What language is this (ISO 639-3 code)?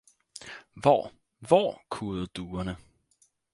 dan